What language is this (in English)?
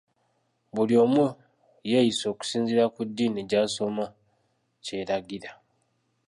Ganda